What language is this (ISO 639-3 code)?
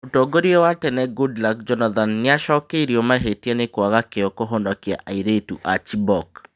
kik